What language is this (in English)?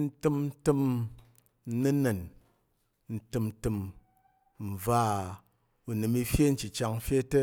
Tarok